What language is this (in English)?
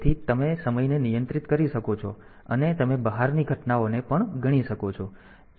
Gujarati